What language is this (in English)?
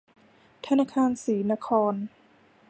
Thai